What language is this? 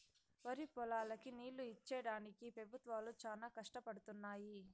Telugu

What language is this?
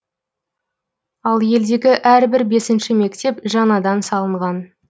Kazakh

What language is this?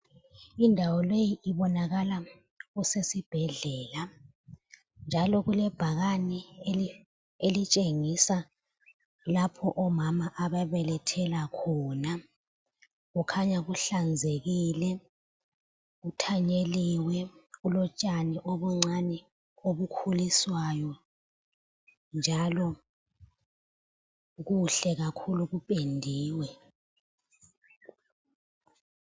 North Ndebele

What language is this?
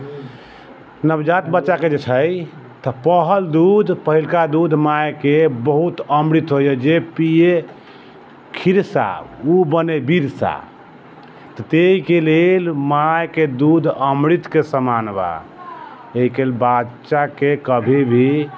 Maithili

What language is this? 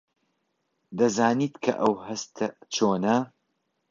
Central Kurdish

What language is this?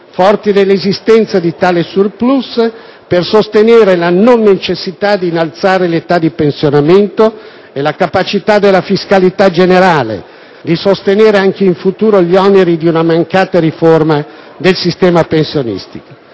Italian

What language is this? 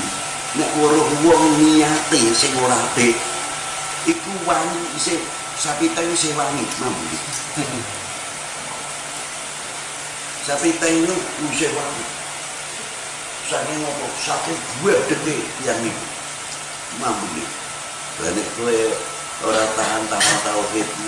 Indonesian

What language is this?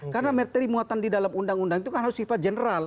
Indonesian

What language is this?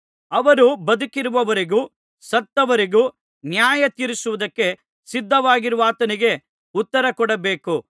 Kannada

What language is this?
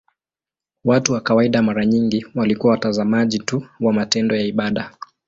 Swahili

